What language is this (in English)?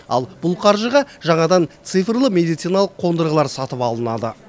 Kazakh